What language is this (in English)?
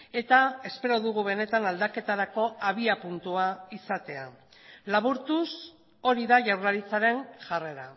Basque